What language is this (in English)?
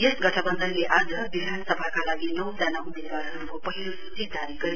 Nepali